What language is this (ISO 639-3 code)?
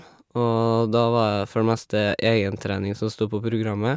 nor